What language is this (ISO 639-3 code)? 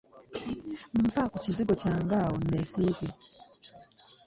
lug